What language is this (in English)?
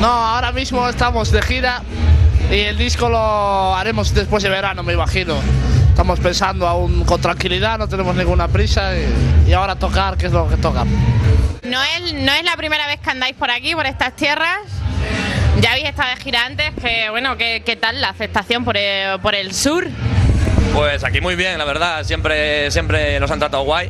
Spanish